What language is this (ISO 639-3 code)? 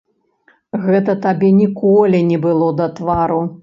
bel